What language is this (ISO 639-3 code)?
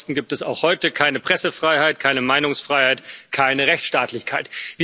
deu